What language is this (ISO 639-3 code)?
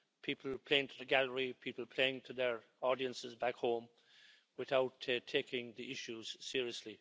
eng